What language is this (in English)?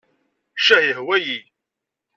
Kabyle